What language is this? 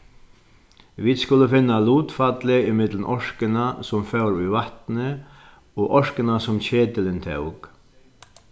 Faroese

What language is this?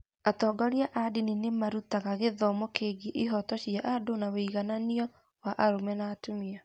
Kikuyu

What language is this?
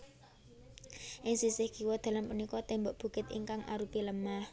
Javanese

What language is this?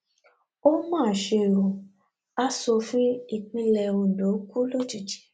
Yoruba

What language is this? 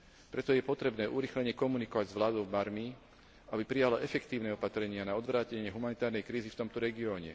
Slovak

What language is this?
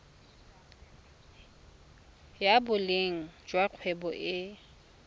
Tswana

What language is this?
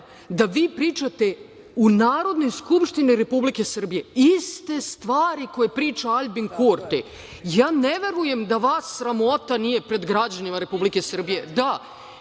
Serbian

